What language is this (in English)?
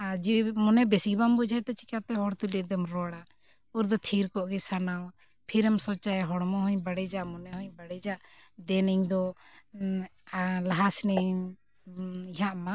Santali